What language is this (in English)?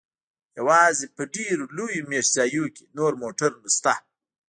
Pashto